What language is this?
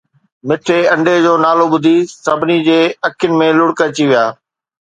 Sindhi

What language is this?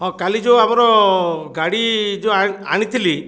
Odia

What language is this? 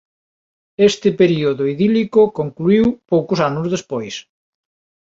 Galician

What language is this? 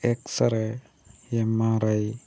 Malayalam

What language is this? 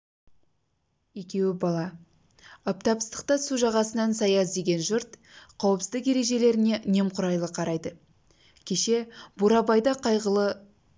Kazakh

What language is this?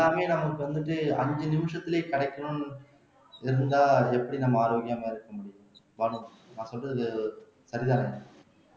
Tamil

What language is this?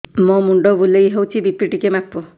Odia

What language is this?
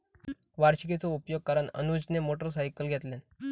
Marathi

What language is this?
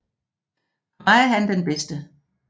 Danish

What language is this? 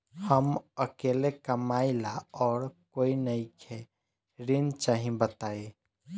Bhojpuri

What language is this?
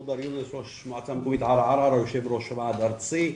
Hebrew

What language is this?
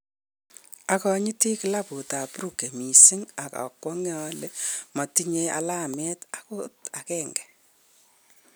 Kalenjin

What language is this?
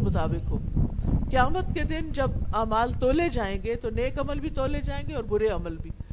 Urdu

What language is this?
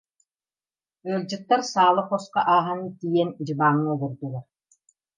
Yakut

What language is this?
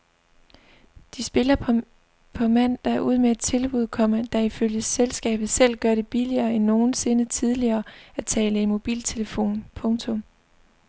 Danish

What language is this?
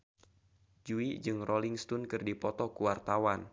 Sundanese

